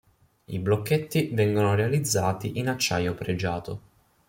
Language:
Italian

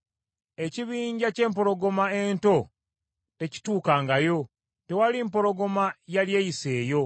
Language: Ganda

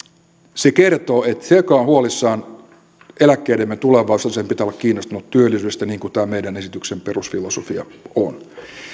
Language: Finnish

